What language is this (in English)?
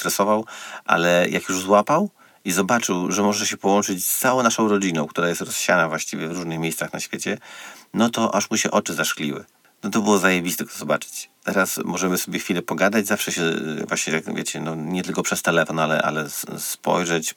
Polish